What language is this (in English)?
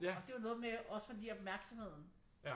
Danish